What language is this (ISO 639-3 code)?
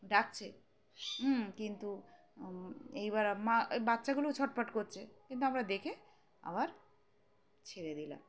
ben